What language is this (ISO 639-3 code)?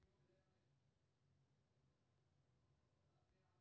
mai